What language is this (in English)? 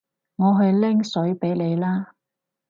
Cantonese